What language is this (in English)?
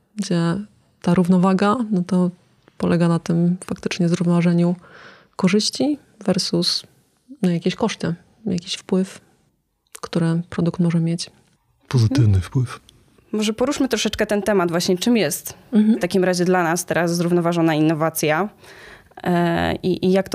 Polish